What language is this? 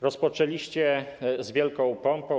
Polish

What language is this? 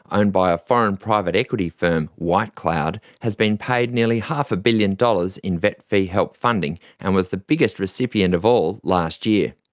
English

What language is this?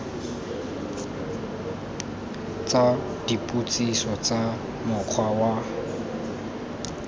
Tswana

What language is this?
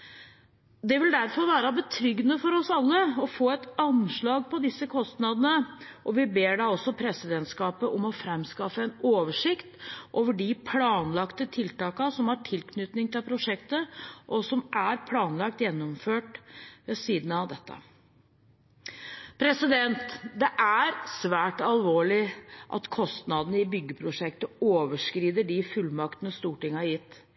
Norwegian Bokmål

